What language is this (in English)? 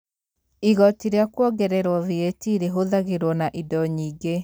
Kikuyu